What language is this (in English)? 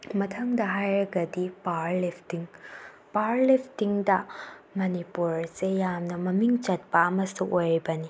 Manipuri